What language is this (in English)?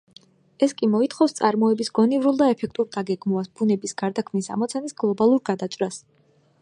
Georgian